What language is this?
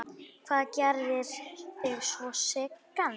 Icelandic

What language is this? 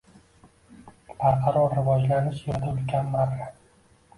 Uzbek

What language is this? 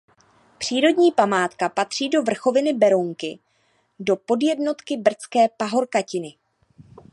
Czech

